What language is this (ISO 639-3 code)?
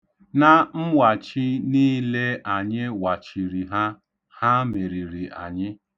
ibo